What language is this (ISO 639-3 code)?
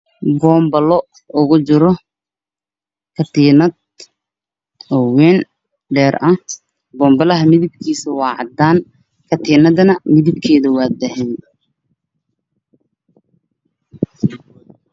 som